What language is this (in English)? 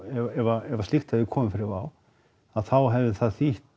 Icelandic